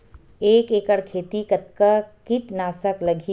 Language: Chhattisgarhi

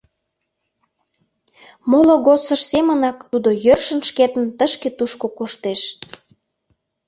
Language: Mari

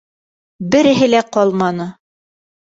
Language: Bashkir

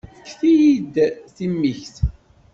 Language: Kabyle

